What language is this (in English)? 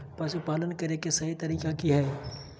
Magahi